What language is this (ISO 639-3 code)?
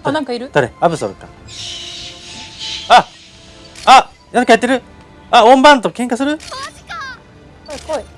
jpn